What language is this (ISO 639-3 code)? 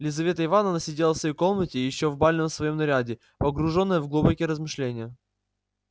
rus